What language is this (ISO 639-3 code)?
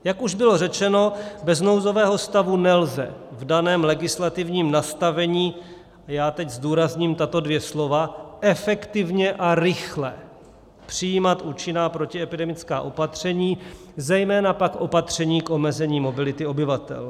ces